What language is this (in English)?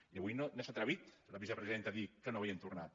Catalan